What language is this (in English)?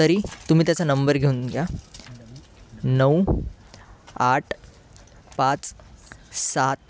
Marathi